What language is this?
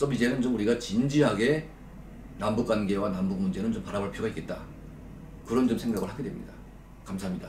Korean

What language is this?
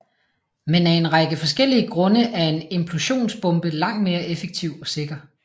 Danish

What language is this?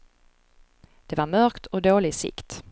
Swedish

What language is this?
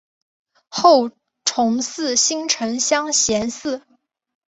Chinese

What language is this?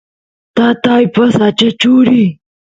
Santiago del Estero Quichua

